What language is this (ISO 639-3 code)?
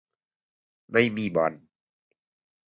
tha